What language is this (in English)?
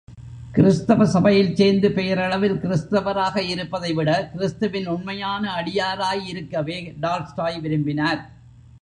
Tamil